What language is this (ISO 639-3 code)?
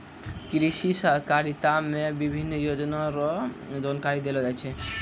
mai